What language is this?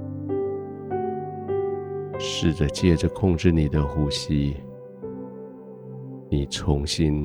Chinese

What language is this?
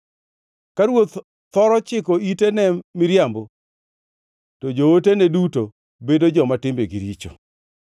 Luo (Kenya and Tanzania)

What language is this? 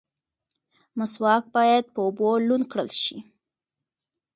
Pashto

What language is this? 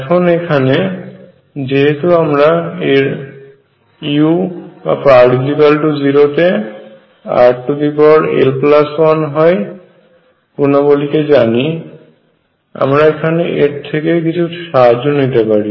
Bangla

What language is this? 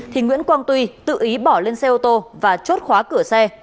Vietnamese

